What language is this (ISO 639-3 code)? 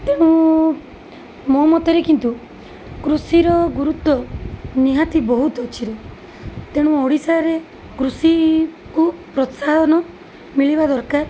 ori